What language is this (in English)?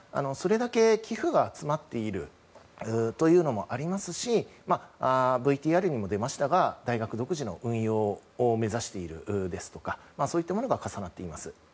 Japanese